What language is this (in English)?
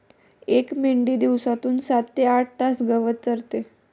Marathi